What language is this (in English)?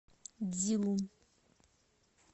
Russian